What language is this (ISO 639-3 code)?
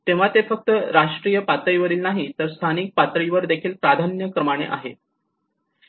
mar